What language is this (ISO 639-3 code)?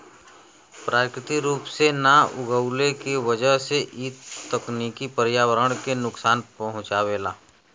bho